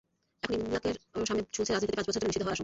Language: Bangla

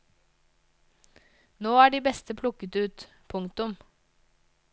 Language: Norwegian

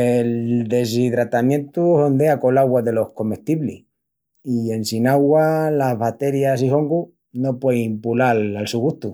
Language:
Extremaduran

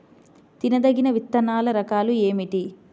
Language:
Telugu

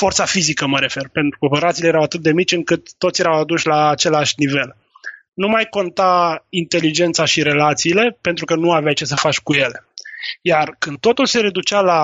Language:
Romanian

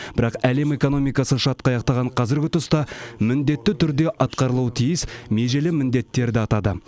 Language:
Kazakh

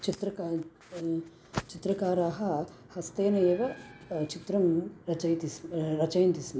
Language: Sanskrit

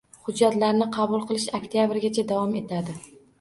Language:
Uzbek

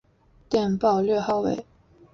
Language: Chinese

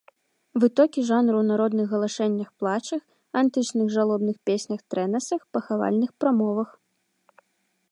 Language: Belarusian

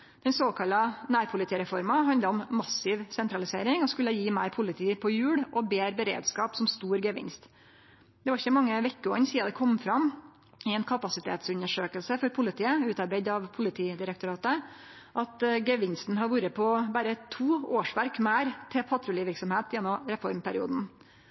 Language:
Norwegian Nynorsk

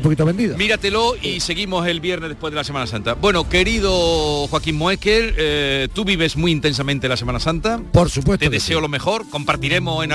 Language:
Spanish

